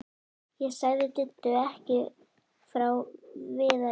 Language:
Icelandic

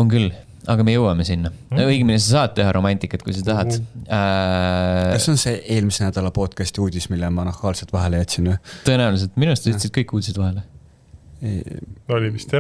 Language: Estonian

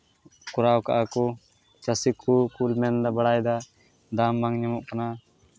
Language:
Santali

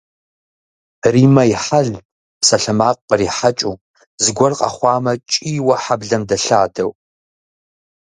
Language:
Kabardian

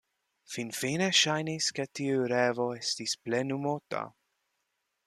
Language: Esperanto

